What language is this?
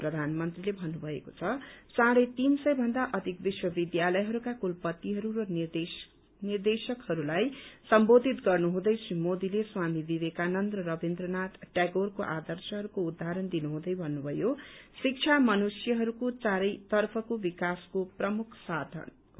Nepali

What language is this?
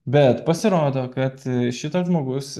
Lithuanian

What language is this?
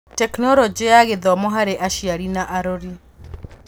Kikuyu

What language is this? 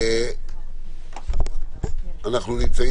Hebrew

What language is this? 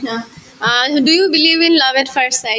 Assamese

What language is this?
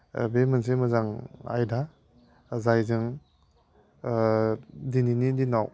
Bodo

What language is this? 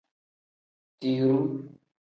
Tem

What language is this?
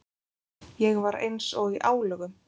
Icelandic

